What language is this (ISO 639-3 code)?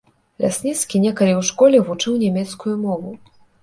bel